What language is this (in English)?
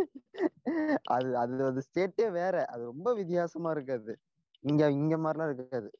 Tamil